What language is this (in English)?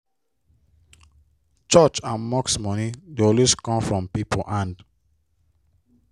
Nigerian Pidgin